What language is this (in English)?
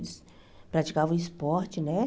Portuguese